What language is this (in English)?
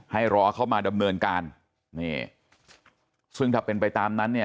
Thai